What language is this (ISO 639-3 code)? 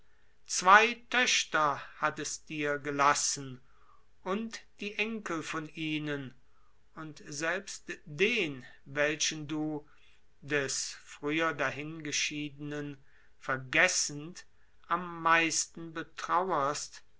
deu